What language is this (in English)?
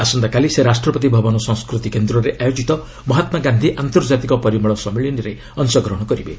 Odia